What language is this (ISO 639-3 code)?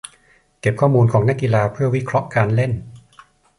tha